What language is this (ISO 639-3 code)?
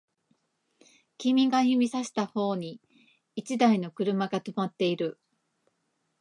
jpn